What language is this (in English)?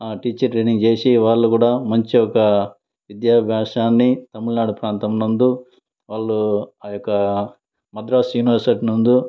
Telugu